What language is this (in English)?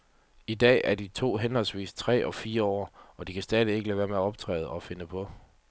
Danish